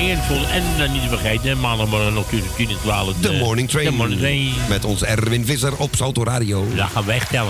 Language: Dutch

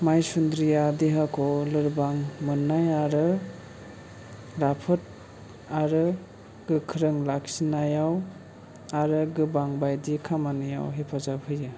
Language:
Bodo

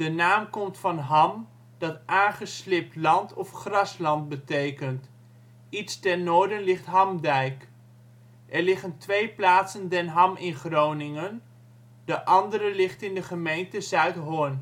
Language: Dutch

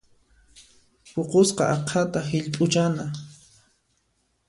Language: Puno Quechua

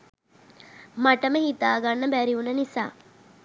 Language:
Sinhala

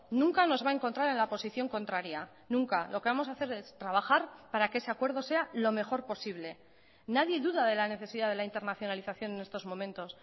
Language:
Spanish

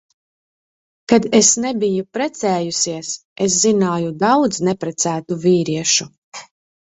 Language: Latvian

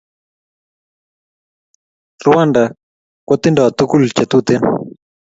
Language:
Kalenjin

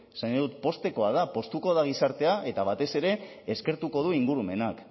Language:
Basque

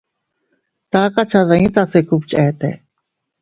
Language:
Teutila Cuicatec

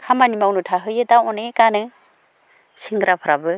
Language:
Bodo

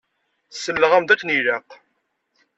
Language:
Kabyle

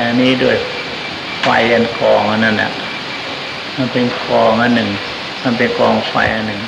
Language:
Thai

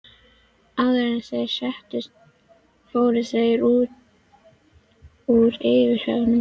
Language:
Icelandic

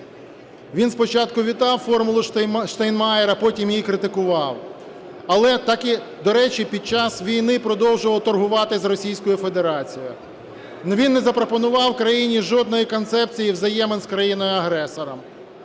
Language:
Ukrainian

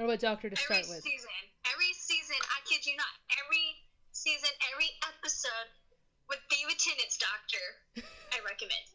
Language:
English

